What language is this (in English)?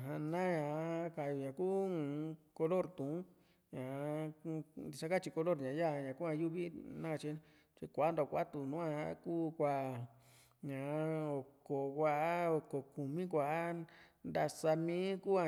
Juxtlahuaca Mixtec